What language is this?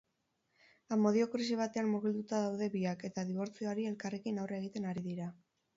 Basque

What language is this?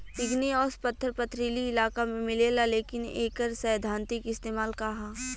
Bhojpuri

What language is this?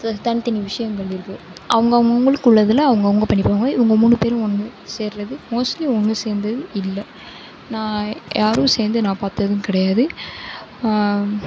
Tamil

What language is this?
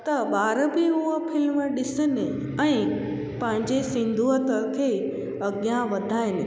Sindhi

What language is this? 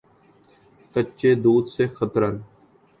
Urdu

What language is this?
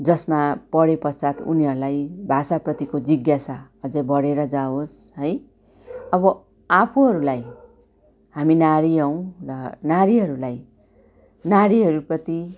Nepali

